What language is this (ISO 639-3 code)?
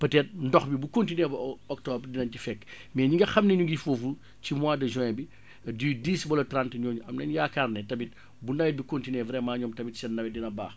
wol